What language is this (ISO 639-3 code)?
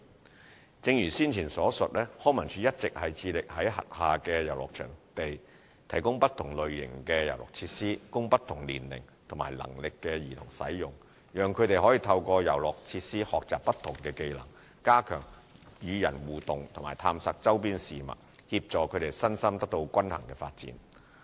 yue